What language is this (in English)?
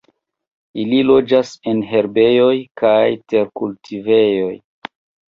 Esperanto